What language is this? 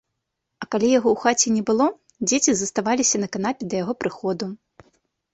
Belarusian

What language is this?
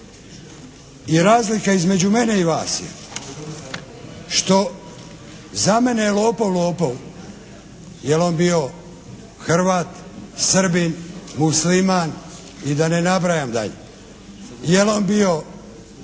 Croatian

